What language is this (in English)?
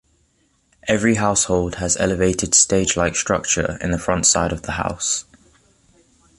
English